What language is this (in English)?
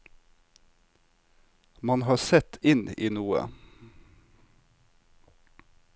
Norwegian